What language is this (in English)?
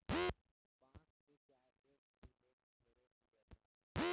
Bhojpuri